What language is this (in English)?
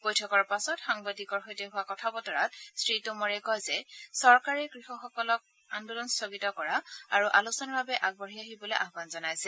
Assamese